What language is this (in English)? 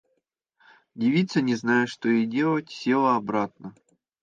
Russian